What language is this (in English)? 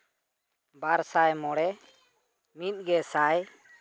Santali